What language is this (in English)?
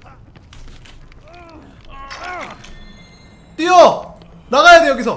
Korean